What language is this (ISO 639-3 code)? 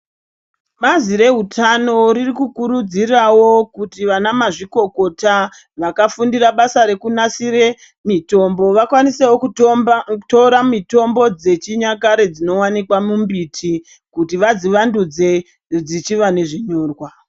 ndc